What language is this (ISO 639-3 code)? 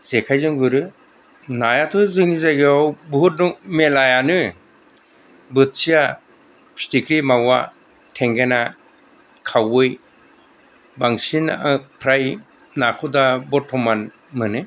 brx